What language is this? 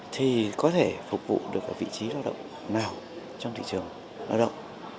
Vietnamese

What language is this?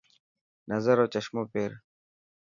Dhatki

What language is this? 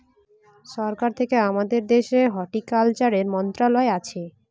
Bangla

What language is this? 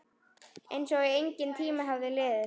Icelandic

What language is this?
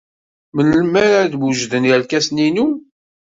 Kabyle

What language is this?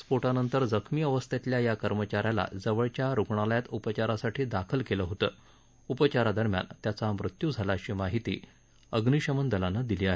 Marathi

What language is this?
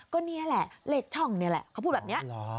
Thai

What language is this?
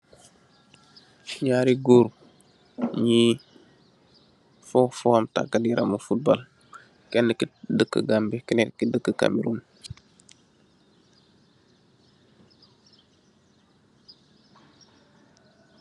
Wolof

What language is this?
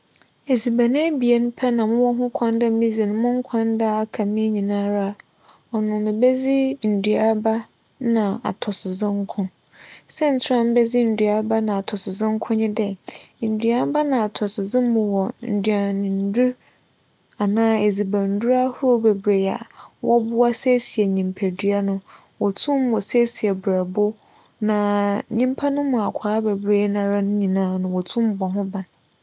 Akan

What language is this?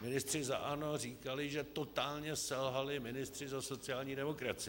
Czech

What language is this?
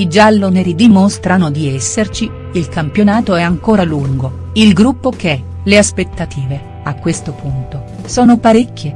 Italian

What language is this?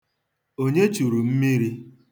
Igbo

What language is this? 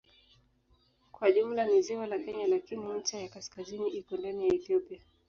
Swahili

